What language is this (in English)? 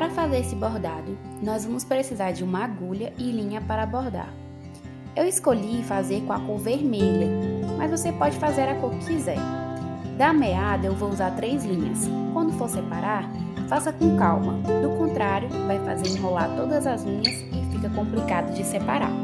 Portuguese